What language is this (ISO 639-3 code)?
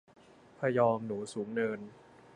tha